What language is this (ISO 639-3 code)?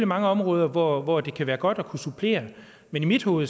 dan